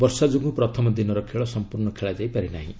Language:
Odia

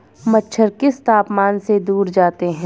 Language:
Hindi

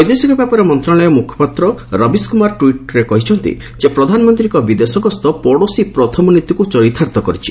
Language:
Odia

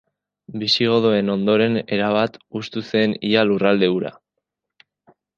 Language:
Basque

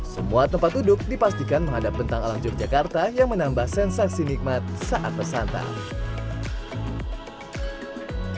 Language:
Indonesian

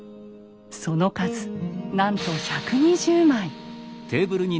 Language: Japanese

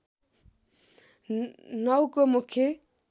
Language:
Nepali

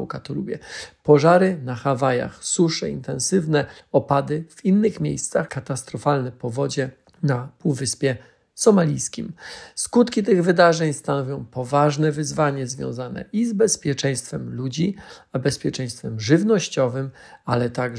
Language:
Polish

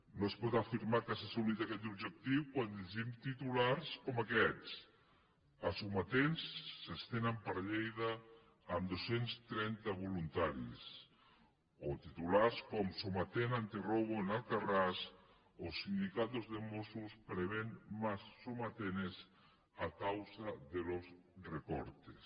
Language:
Catalan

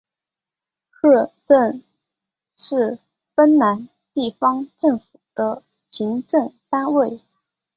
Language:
Chinese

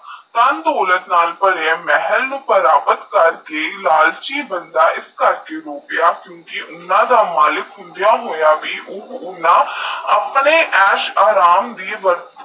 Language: Punjabi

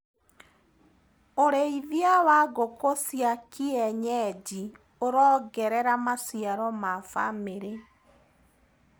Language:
Kikuyu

